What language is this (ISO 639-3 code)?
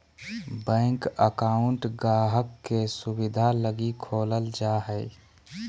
mag